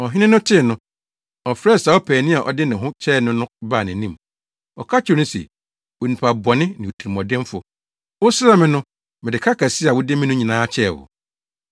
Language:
Akan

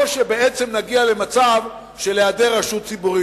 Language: Hebrew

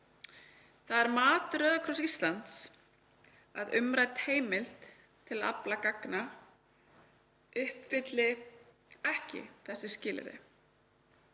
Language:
Icelandic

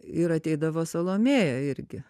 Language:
Lithuanian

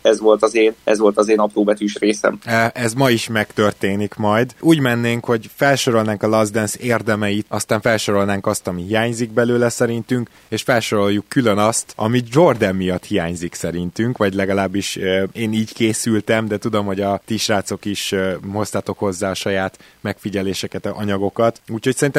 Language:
Hungarian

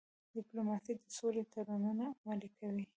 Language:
Pashto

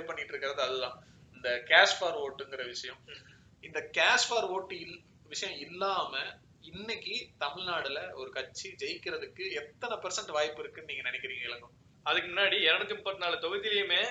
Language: Tamil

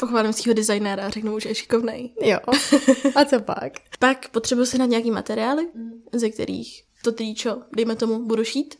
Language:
Czech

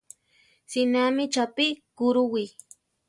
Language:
Central Tarahumara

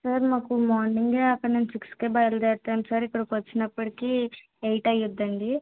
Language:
Telugu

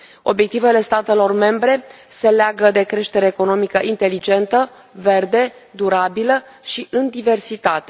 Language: Romanian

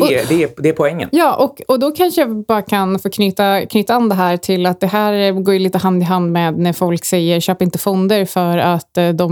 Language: Swedish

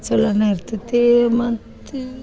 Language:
Kannada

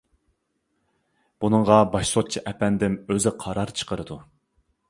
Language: Uyghur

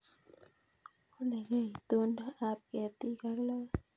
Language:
Kalenjin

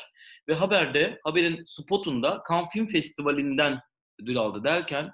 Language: Turkish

